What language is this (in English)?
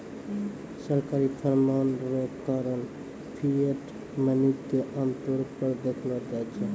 Maithili